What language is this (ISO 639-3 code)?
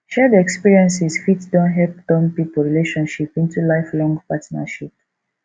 pcm